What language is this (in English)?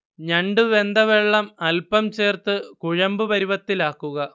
Malayalam